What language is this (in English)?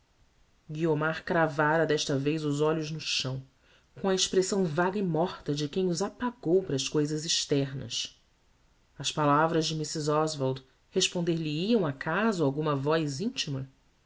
Portuguese